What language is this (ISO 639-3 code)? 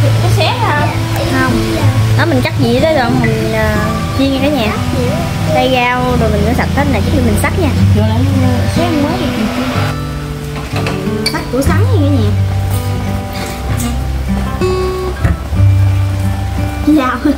vie